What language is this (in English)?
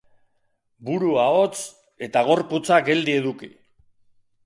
Basque